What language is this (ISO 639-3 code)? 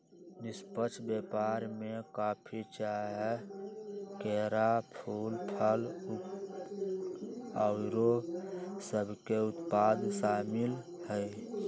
mag